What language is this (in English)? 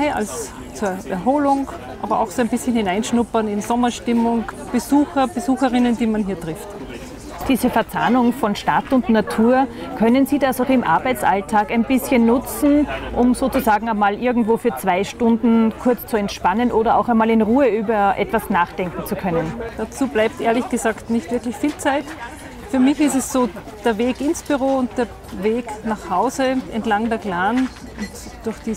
German